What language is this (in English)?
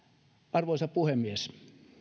Finnish